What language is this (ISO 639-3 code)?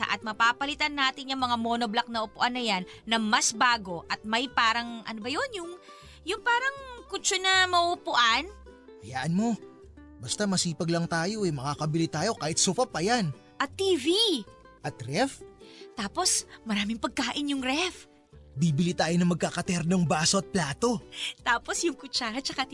fil